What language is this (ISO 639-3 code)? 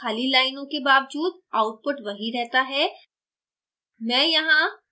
hin